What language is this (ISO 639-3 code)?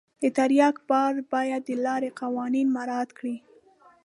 pus